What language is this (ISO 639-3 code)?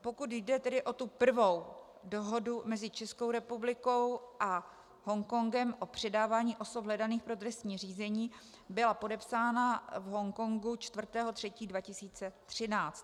ces